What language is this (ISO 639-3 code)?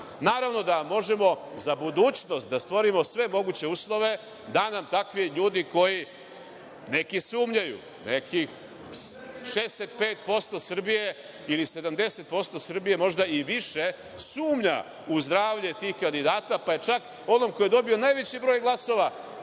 srp